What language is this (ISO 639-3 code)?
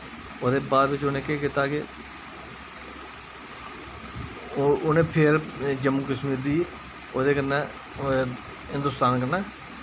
doi